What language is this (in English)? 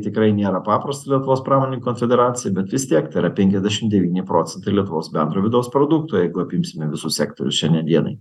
Lithuanian